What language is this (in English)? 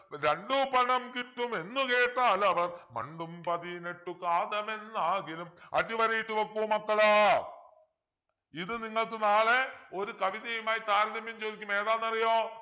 Malayalam